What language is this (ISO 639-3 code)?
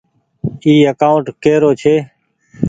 gig